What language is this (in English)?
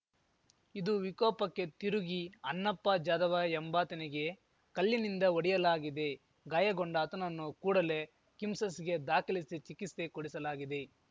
Kannada